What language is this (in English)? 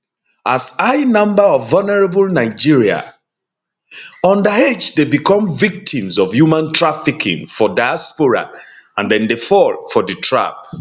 Nigerian Pidgin